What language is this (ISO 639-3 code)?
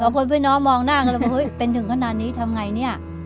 tha